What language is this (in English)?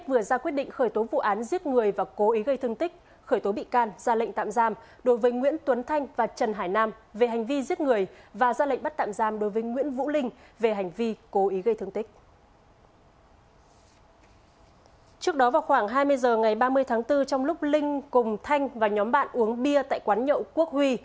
Vietnamese